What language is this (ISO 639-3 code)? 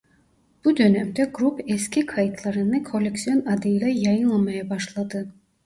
tur